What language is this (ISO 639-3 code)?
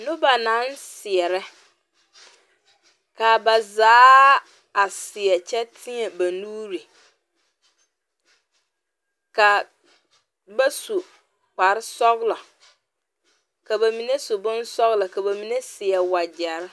dga